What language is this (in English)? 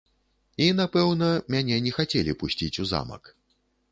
Belarusian